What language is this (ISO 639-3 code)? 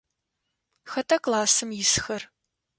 ady